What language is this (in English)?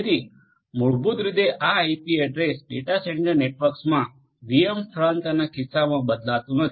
Gujarati